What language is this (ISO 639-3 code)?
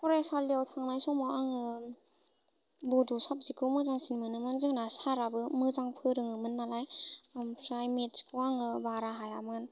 brx